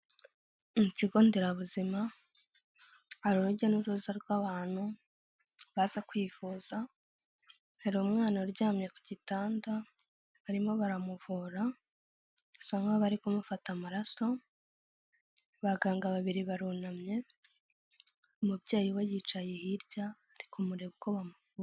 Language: Kinyarwanda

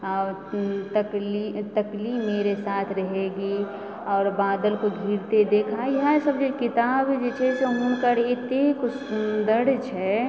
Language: Maithili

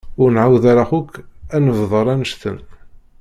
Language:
Kabyle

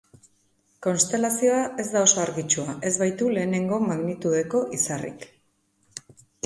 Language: Basque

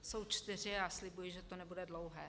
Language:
Czech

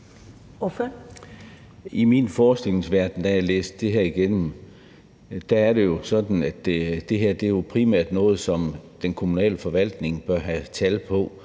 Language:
Danish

